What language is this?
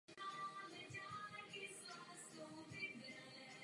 Czech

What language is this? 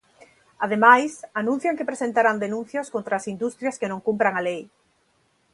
Galician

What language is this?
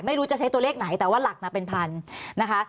Thai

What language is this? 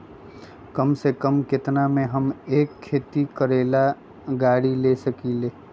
Magahi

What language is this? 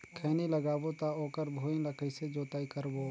Chhattisgarhi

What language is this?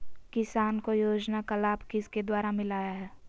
Magahi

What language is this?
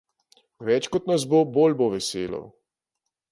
Slovenian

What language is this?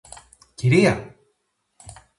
Greek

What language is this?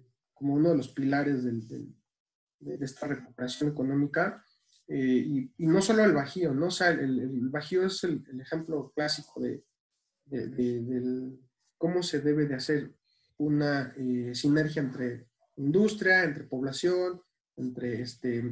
Spanish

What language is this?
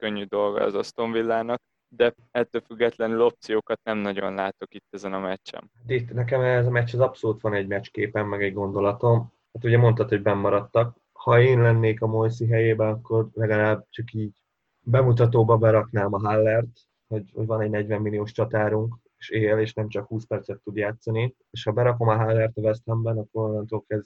Hungarian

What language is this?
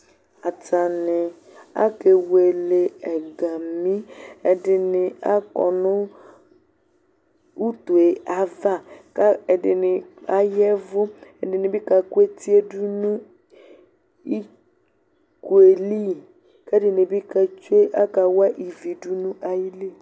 Ikposo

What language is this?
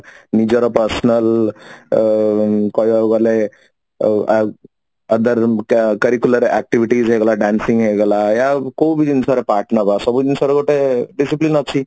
Odia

